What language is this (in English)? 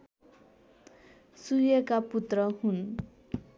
Nepali